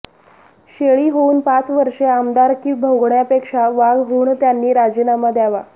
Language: Marathi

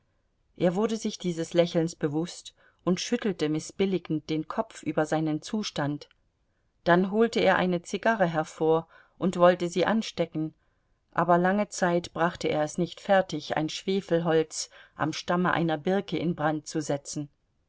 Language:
German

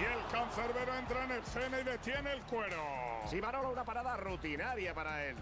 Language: Spanish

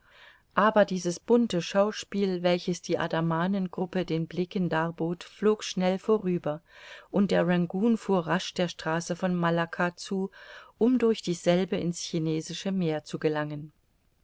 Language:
German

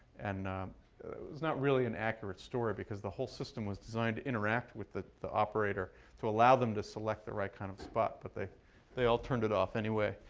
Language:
English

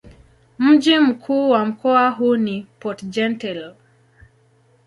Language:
Swahili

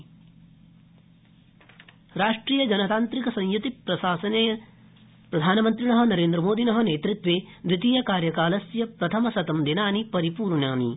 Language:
Sanskrit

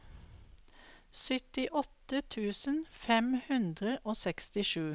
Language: Norwegian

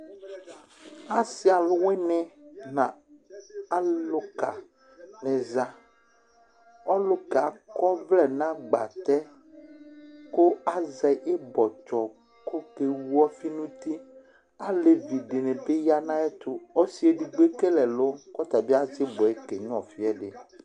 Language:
Ikposo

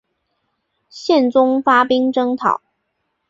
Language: Chinese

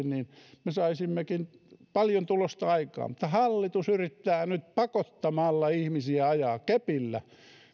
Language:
Finnish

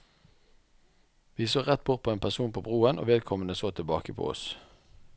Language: Norwegian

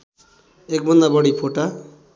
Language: Nepali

